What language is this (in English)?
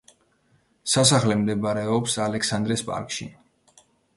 Georgian